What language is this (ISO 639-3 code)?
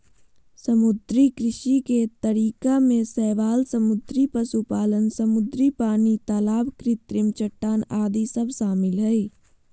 mag